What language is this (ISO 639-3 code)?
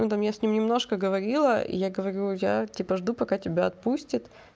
rus